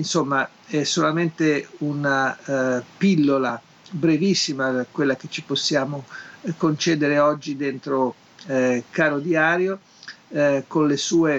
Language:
Italian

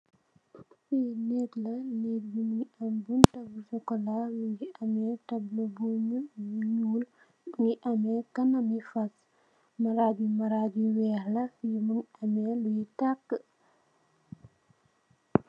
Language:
Wolof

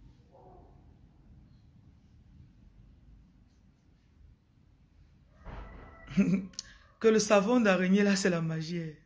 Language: French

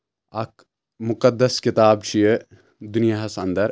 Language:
Kashmiri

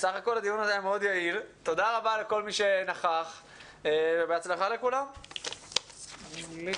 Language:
Hebrew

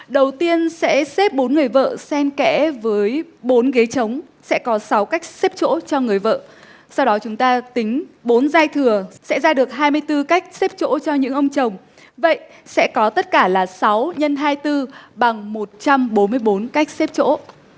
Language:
Vietnamese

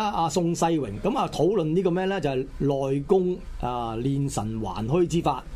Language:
Chinese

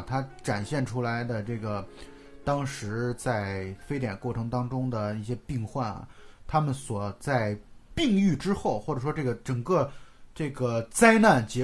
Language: Chinese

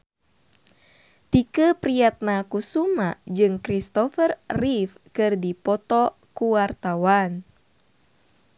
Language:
Sundanese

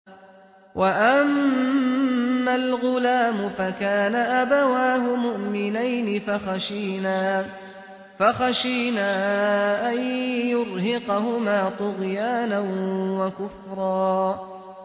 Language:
Arabic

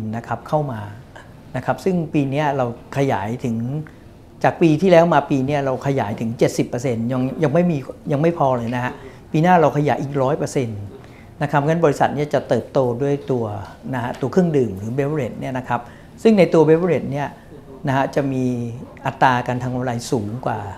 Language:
Thai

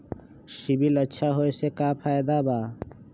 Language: Magahi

